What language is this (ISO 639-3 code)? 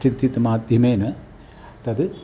san